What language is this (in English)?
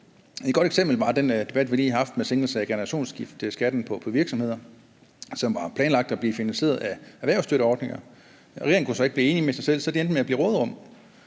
Danish